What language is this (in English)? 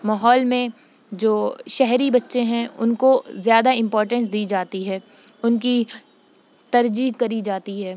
Urdu